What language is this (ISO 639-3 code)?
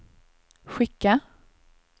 swe